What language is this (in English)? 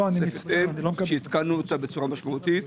Hebrew